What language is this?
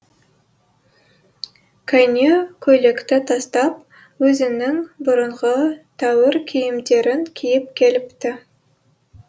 Kazakh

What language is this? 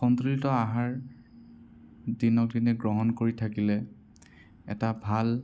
Assamese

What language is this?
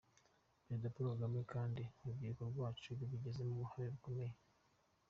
Kinyarwanda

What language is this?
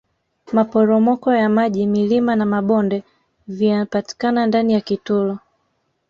Swahili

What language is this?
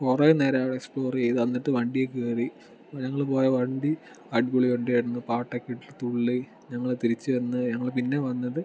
Malayalam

